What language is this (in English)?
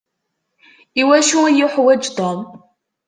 Kabyle